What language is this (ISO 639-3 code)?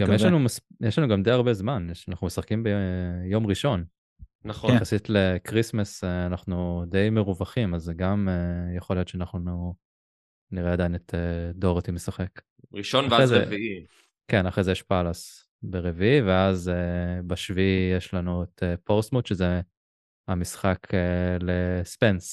heb